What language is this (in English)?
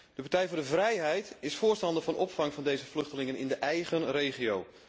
Dutch